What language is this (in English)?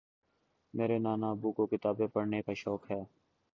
Urdu